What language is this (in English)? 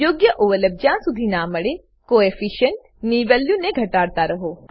Gujarati